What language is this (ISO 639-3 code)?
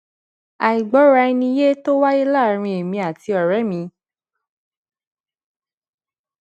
yor